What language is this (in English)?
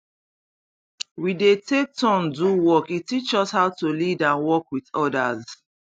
Nigerian Pidgin